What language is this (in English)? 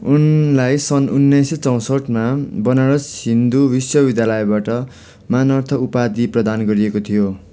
Nepali